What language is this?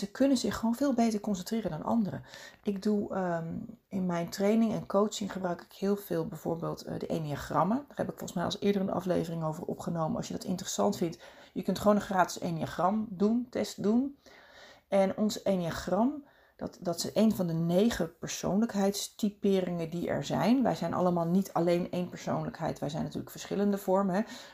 Dutch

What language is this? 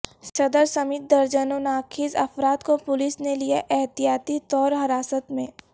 Urdu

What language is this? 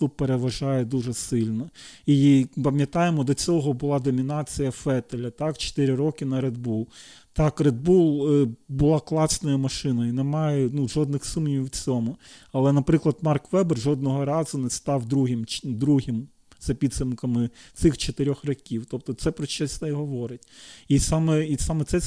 Ukrainian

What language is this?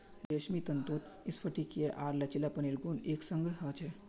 Magahi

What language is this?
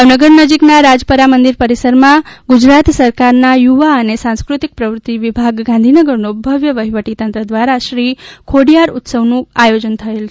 Gujarati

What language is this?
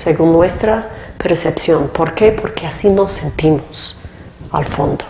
Spanish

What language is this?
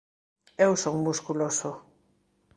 Galician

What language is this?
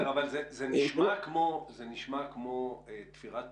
Hebrew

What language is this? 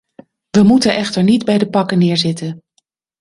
Dutch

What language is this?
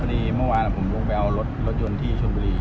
Thai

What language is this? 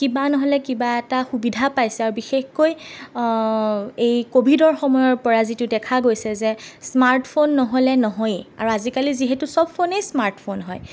Assamese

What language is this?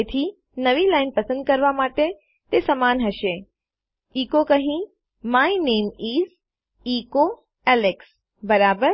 Gujarati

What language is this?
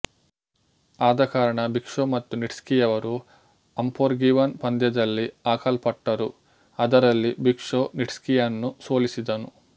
Kannada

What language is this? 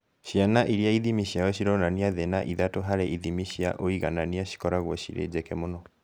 Kikuyu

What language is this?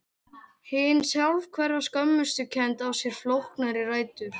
Icelandic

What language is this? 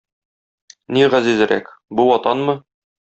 Tatar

